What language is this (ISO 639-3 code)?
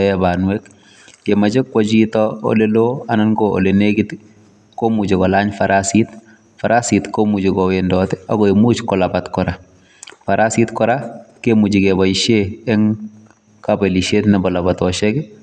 kln